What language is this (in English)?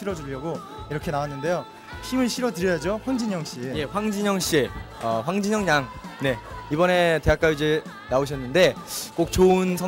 Korean